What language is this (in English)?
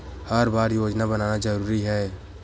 Chhattisgarhi